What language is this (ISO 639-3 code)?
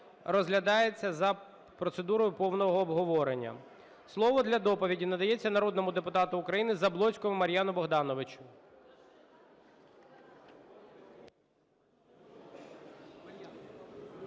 ukr